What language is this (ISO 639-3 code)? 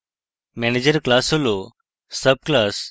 ben